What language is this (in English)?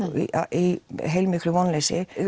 Icelandic